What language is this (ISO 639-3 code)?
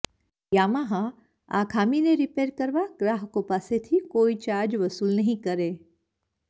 guj